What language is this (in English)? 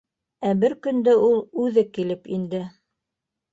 Bashkir